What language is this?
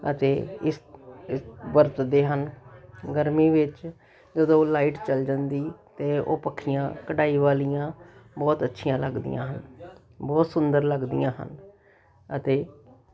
Punjabi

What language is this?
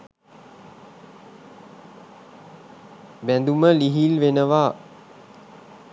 Sinhala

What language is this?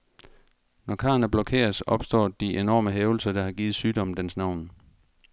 Danish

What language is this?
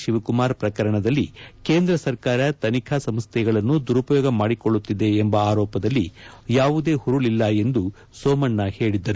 Kannada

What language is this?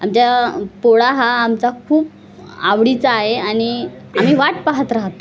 Marathi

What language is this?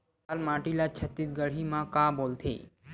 Chhattisgarhi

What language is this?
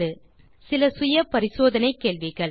Tamil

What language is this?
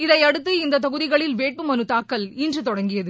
Tamil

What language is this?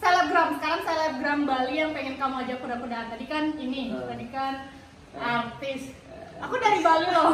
Indonesian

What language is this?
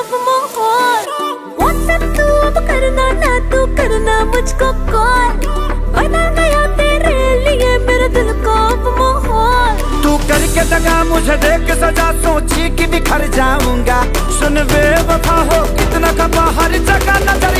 Hindi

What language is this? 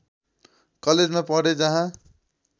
Nepali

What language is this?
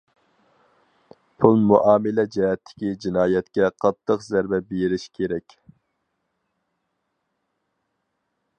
Uyghur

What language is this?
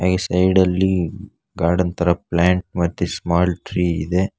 Kannada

